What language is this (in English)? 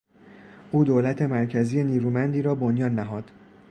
Persian